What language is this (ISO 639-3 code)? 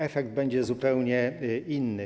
pol